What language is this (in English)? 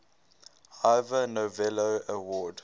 English